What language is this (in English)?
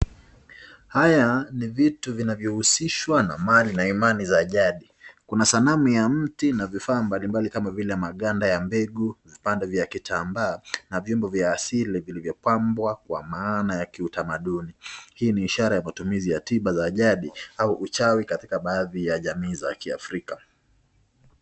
Swahili